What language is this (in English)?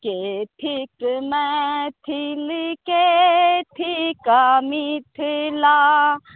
Maithili